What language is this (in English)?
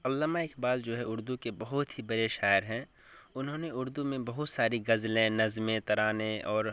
Urdu